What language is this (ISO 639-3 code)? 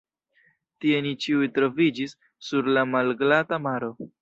epo